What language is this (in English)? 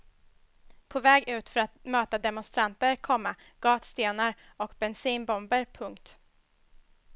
Swedish